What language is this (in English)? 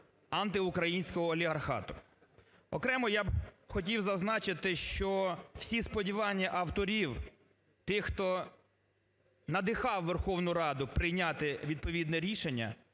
Ukrainian